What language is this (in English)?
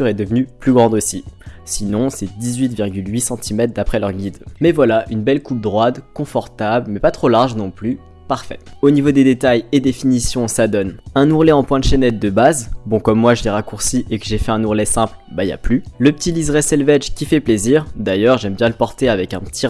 French